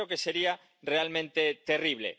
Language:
Spanish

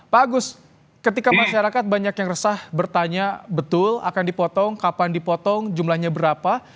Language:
Indonesian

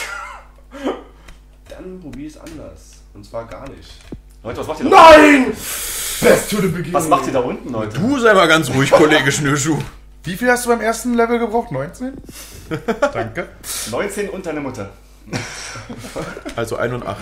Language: German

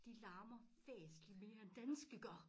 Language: Danish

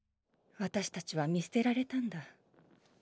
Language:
Japanese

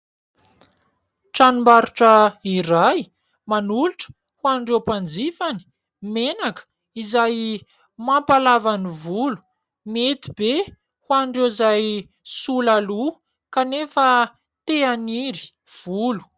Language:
Malagasy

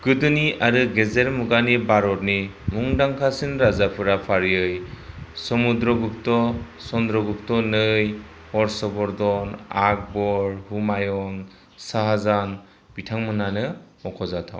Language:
Bodo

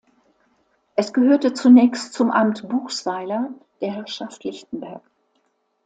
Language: German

